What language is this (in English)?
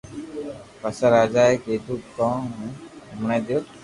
Loarki